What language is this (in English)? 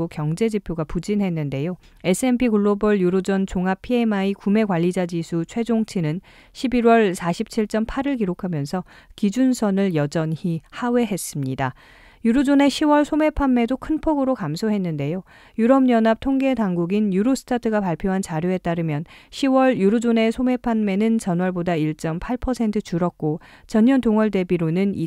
Korean